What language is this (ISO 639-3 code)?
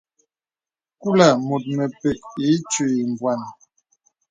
beb